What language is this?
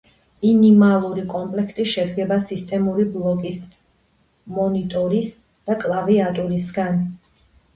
Georgian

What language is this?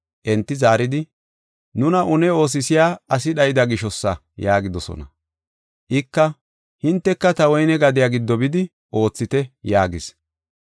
Gofa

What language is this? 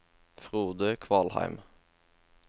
Norwegian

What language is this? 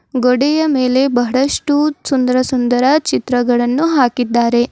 Kannada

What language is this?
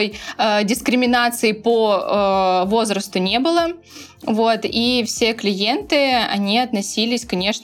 Russian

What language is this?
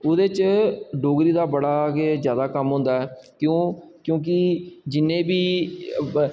Dogri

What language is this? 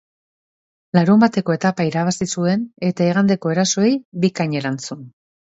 Basque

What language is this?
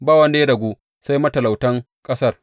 Hausa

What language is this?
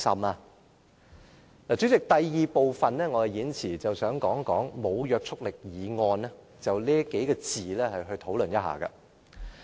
Cantonese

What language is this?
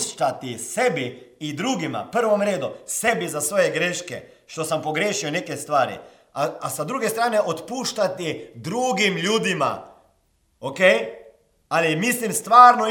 Croatian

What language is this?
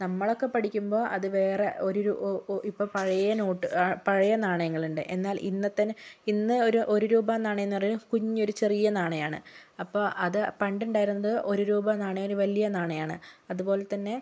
Malayalam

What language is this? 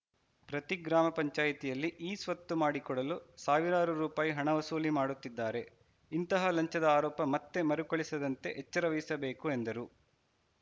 Kannada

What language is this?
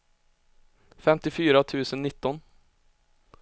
Swedish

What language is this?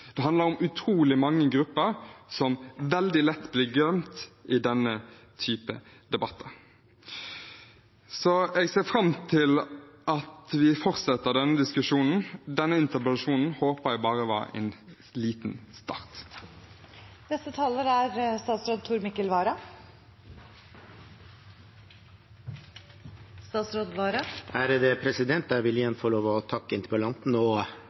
Norwegian Bokmål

